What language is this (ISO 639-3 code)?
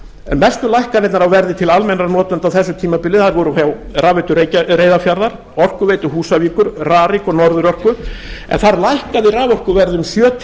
isl